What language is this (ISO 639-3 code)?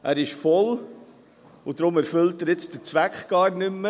gsw